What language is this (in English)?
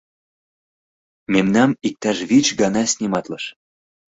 Mari